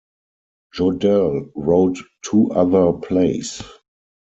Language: English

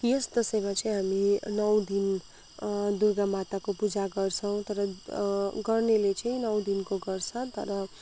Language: Nepali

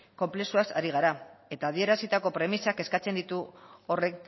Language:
Basque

